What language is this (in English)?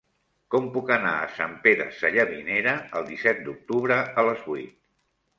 Catalan